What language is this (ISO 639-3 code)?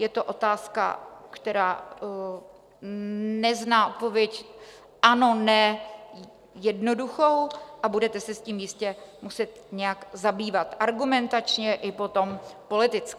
ces